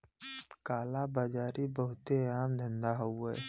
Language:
Bhojpuri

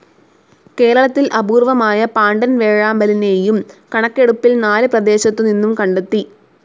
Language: Malayalam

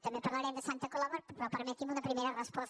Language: Catalan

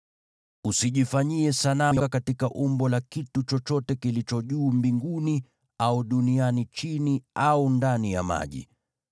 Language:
Swahili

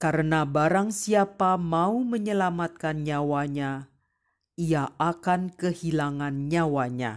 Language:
Indonesian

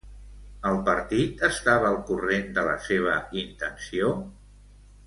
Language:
Catalan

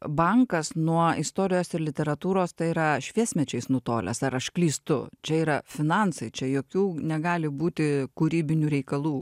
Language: Lithuanian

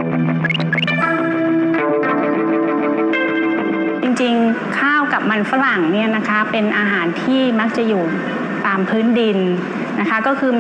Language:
Thai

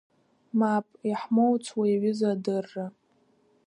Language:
Abkhazian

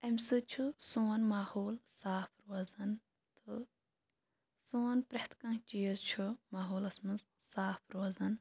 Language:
Kashmiri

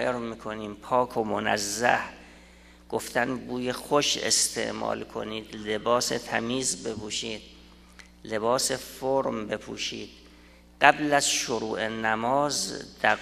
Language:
Persian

